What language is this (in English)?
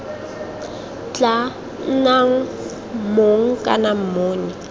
Tswana